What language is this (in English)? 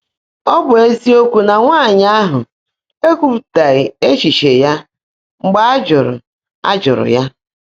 Igbo